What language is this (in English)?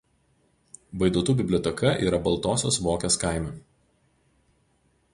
Lithuanian